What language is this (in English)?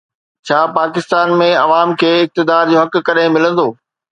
Sindhi